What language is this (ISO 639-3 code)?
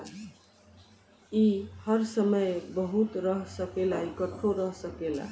bho